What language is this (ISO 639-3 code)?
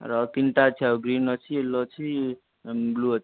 ori